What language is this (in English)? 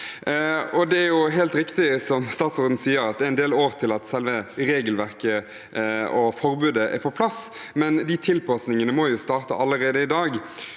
Norwegian